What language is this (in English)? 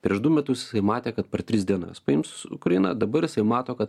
Lithuanian